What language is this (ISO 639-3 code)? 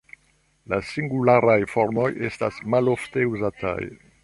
epo